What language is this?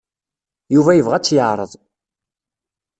Kabyle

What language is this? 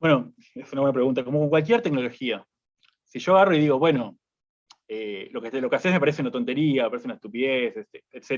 Spanish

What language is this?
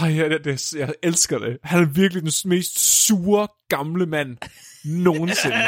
Danish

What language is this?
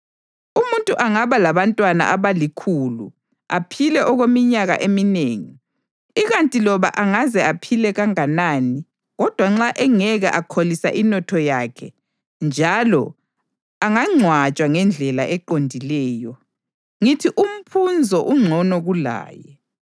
North Ndebele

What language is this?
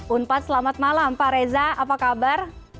Indonesian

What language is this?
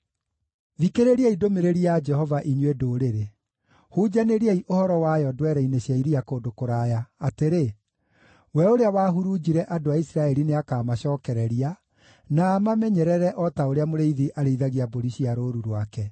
Kikuyu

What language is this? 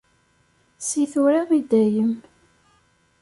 Kabyle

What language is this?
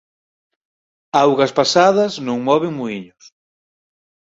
Galician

